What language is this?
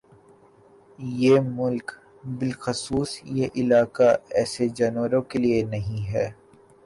Urdu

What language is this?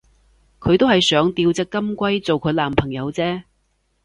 Cantonese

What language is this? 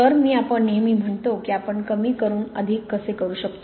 Marathi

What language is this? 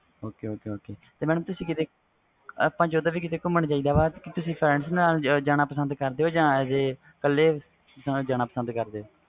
Punjabi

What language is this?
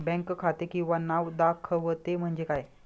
Marathi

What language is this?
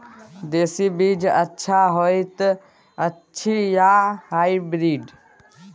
Maithili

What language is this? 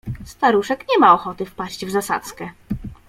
Polish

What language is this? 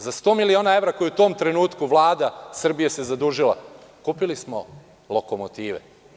Serbian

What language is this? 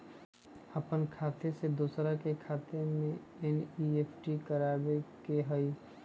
Magahi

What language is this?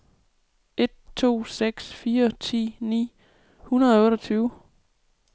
Danish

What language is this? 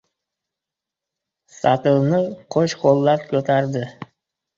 Uzbek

